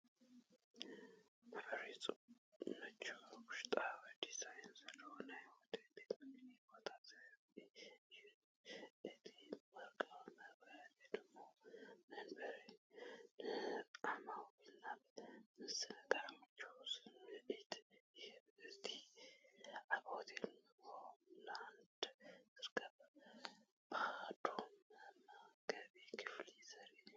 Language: Tigrinya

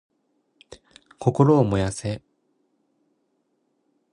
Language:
Japanese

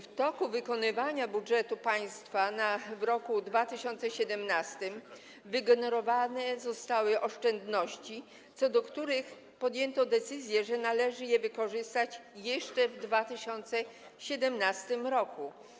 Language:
Polish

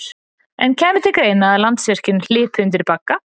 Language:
Icelandic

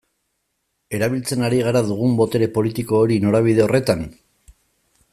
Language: Basque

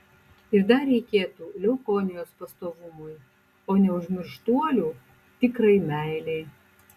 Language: Lithuanian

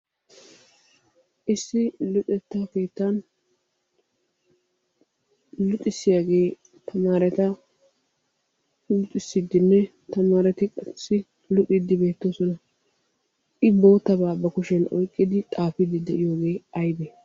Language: Wolaytta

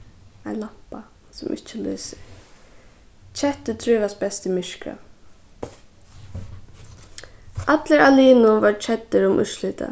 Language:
Faroese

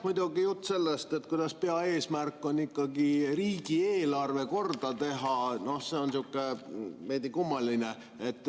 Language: Estonian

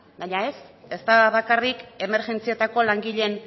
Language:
Basque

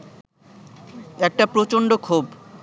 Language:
Bangla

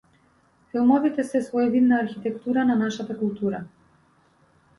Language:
Macedonian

